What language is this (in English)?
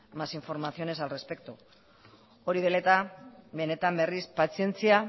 Basque